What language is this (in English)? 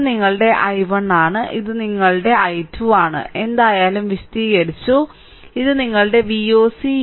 Malayalam